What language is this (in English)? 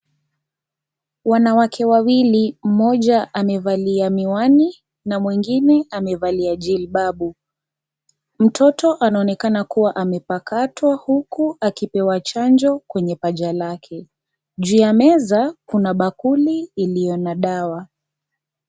Swahili